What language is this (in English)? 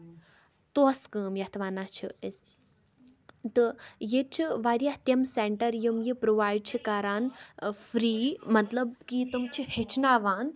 Kashmiri